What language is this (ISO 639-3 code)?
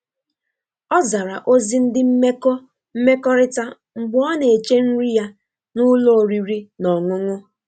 ibo